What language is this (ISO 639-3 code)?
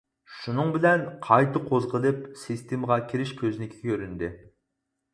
uig